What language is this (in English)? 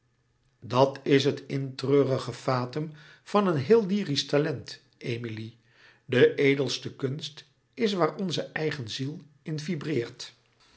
Dutch